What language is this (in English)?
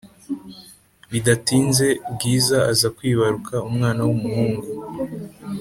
Kinyarwanda